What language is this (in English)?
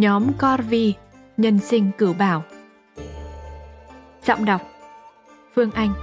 Vietnamese